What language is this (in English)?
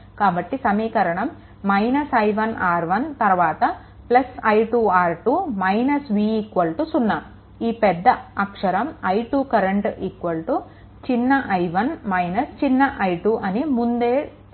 Telugu